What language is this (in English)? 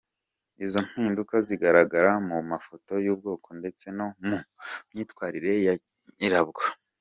Kinyarwanda